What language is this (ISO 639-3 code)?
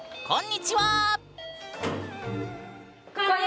jpn